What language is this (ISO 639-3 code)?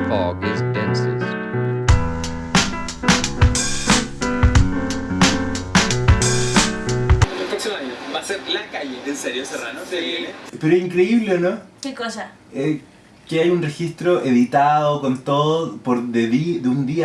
spa